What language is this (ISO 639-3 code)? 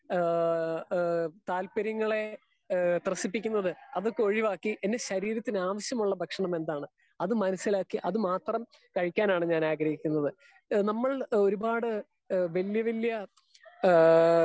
mal